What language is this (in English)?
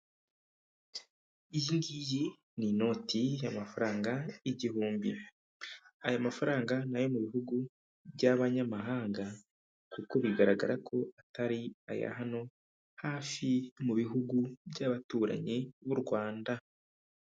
Kinyarwanda